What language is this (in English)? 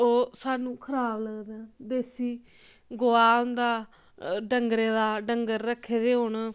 Dogri